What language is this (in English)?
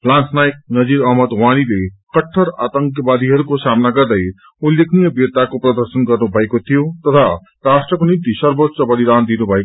Nepali